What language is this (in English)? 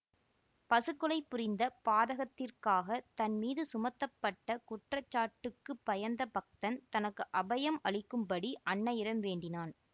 Tamil